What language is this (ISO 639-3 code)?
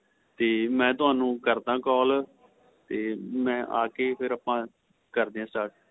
pan